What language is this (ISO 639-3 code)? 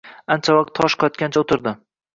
uzb